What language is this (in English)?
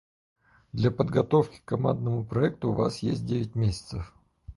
Russian